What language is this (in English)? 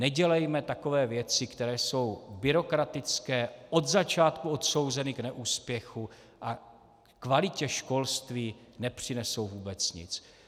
Czech